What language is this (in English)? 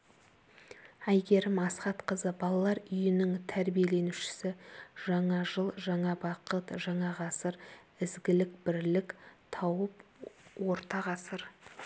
Kazakh